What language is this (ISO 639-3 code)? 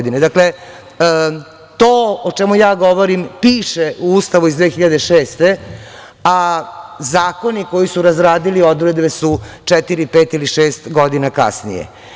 srp